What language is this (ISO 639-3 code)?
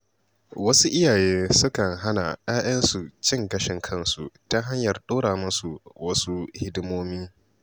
hau